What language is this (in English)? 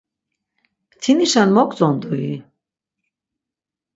Laz